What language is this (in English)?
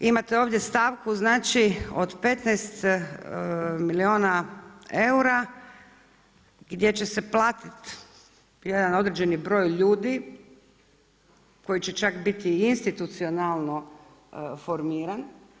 Croatian